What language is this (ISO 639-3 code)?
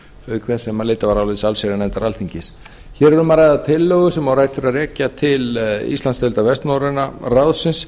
isl